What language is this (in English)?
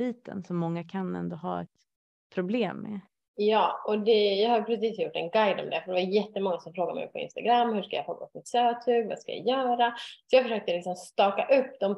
Swedish